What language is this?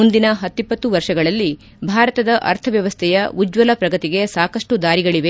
Kannada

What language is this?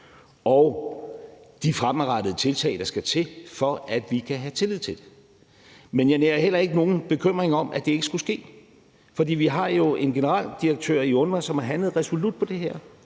Danish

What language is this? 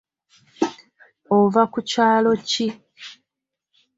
Ganda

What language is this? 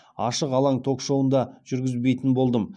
Kazakh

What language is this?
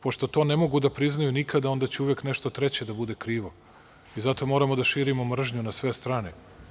Serbian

